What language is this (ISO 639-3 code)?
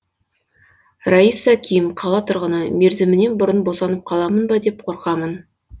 kaz